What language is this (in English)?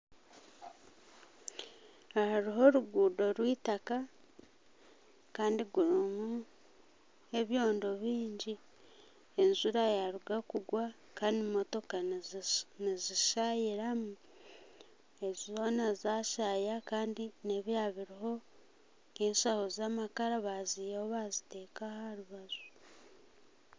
Nyankole